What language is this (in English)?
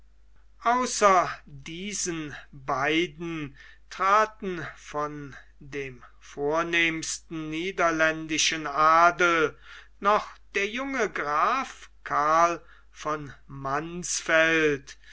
German